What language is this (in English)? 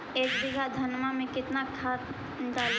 Magahi